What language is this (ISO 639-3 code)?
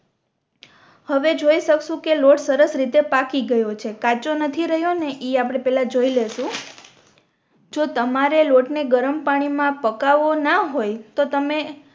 guj